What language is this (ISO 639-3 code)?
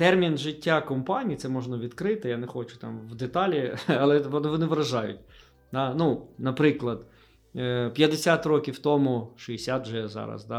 ukr